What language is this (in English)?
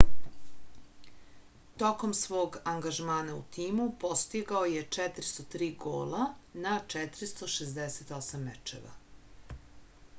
Serbian